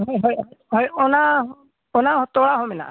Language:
Santali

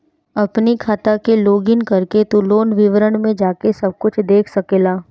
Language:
Bhojpuri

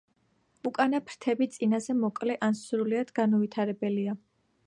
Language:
Georgian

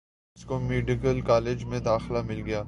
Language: Urdu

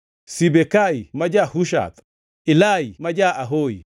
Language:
Luo (Kenya and Tanzania)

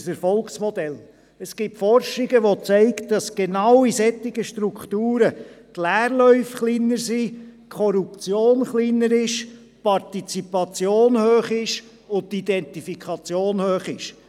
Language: Swiss German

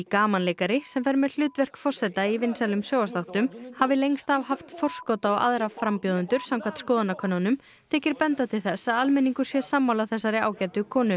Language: Icelandic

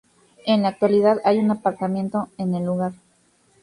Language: Spanish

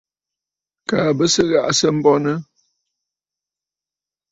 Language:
Bafut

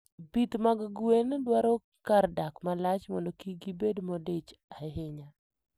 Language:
Luo (Kenya and Tanzania)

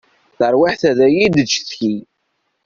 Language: Kabyle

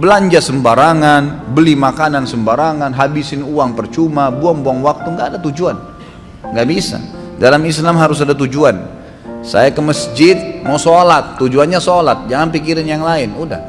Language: Indonesian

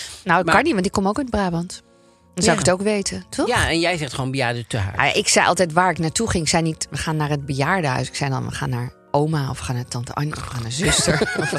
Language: Dutch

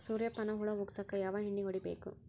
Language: Kannada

